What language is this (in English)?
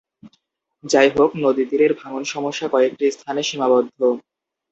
Bangla